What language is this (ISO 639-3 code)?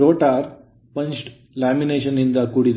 kan